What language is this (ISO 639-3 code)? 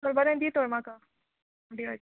kok